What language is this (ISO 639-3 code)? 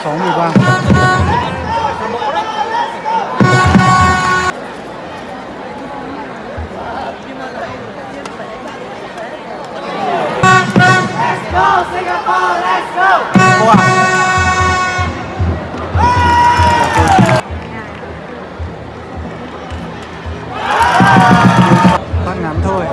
vie